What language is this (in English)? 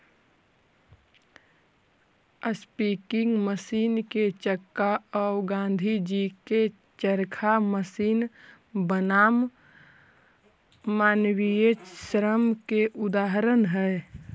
Magahi